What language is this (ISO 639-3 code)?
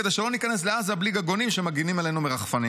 heb